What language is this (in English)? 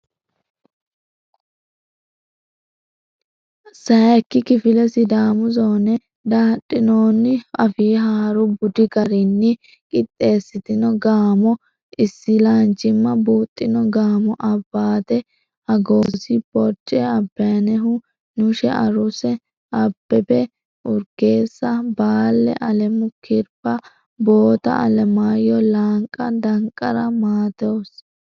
Sidamo